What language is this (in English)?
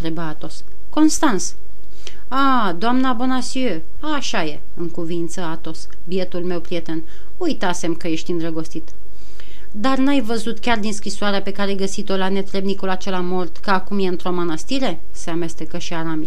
Romanian